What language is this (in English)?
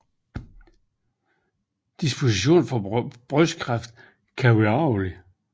Danish